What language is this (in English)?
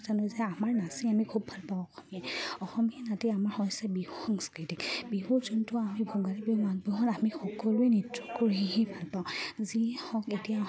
Assamese